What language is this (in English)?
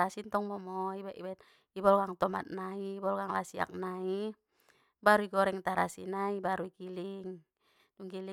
Batak Mandailing